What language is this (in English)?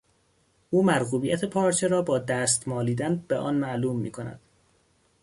Persian